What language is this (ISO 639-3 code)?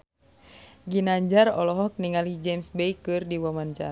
sun